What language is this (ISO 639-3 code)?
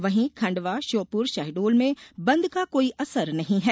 hin